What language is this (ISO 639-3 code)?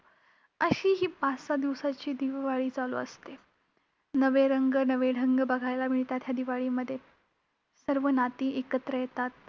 mar